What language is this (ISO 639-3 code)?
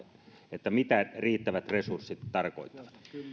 fin